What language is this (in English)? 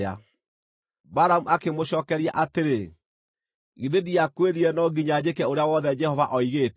Kikuyu